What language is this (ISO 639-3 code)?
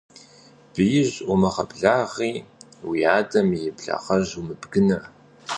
kbd